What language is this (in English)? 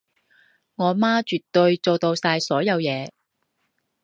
Cantonese